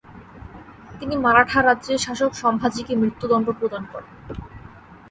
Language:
Bangla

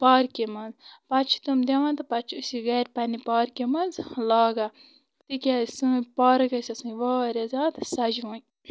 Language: Kashmiri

